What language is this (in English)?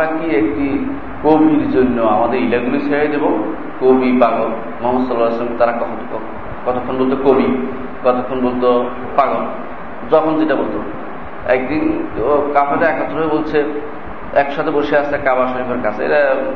Bangla